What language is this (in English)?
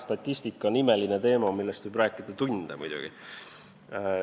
Estonian